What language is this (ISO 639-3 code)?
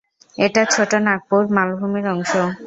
ben